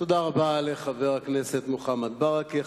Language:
Hebrew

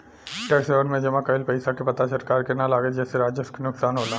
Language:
Bhojpuri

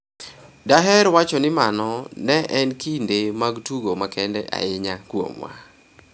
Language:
Luo (Kenya and Tanzania)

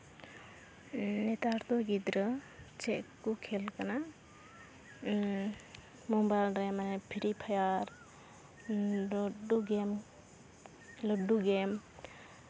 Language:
Santali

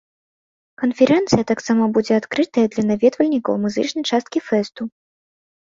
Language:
Belarusian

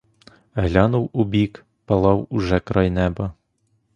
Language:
Ukrainian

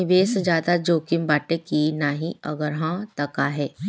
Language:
Bhojpuri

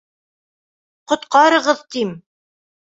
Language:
Bashkir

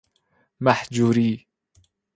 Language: Persian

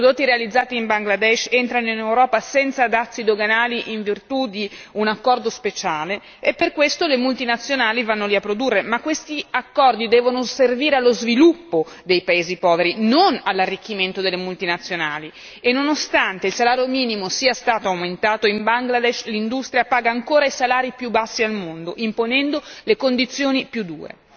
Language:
Italian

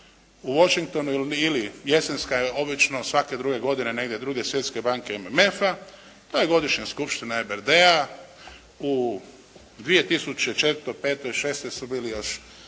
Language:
Croatian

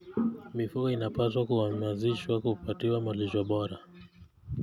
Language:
Kalenjin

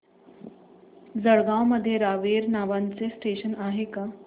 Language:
Marathi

